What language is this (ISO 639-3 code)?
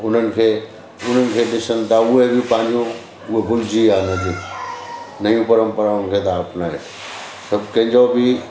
snd